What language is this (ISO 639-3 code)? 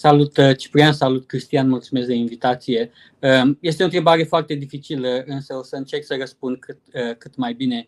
ron